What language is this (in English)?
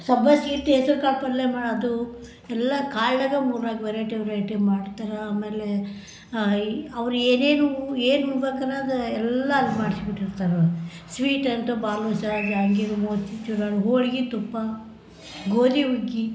Kannada